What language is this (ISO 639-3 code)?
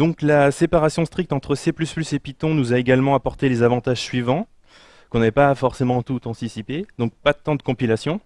fra